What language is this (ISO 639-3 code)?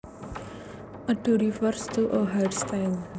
jav